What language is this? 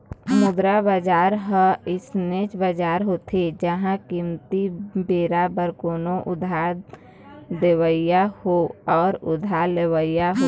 Chhattisgarhi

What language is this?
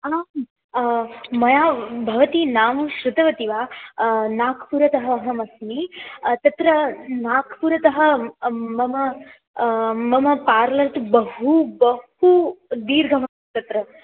Sanskrit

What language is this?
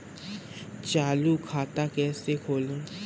Hindi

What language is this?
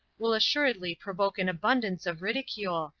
English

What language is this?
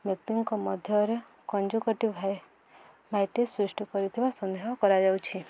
Odia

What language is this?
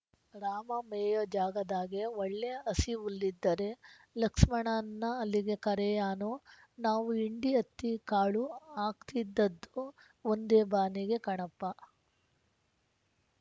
Kannada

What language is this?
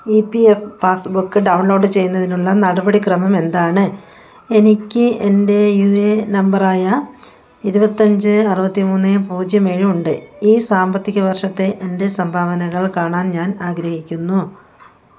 Malayalam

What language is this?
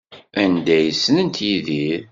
Kabyle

